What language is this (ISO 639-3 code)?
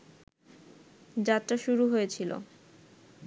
ben